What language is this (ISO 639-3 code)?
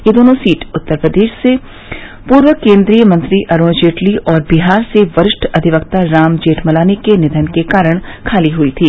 hin